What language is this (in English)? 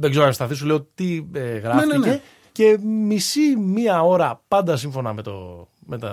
Greek